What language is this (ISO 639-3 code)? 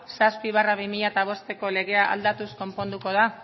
eus